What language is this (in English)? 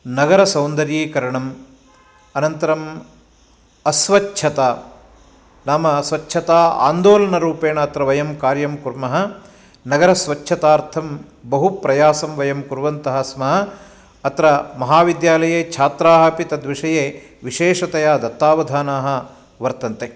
Sanskrit